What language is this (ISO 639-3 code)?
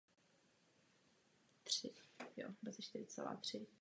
ces